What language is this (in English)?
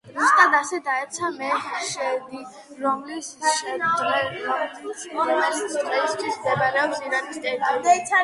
Georgian